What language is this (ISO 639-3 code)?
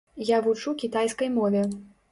bel